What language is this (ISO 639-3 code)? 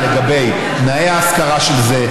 heb